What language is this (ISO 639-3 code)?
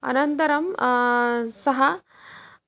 san